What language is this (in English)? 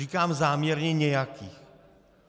Czech